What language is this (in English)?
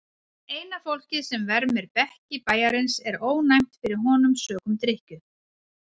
Icelandic